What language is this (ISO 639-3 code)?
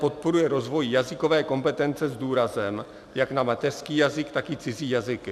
ces